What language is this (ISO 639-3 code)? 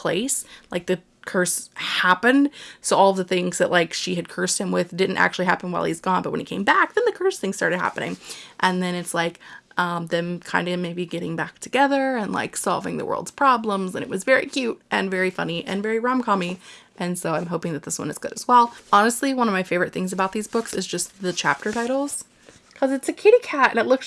eng